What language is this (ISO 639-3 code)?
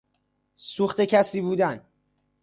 fas